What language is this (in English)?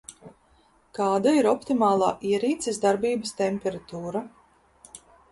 Latvian